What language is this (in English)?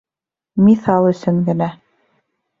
Bashkir